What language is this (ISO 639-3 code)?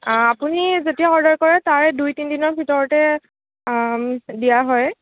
asm